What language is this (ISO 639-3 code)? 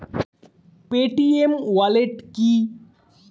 ben